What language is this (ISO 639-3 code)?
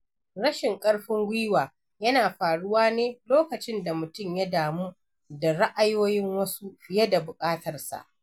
hau